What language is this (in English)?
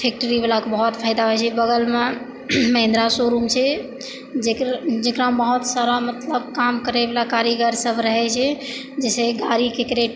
Maithili